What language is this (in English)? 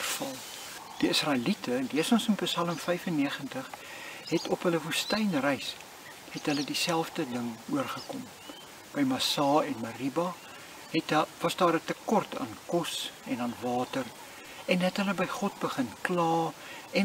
Dutch